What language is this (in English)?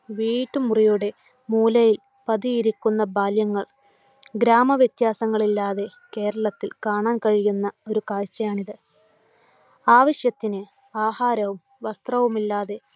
Malayalam